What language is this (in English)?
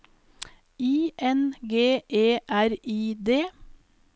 Norwegian